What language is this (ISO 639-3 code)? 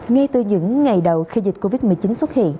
vie